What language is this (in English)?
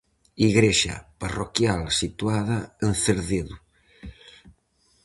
Galician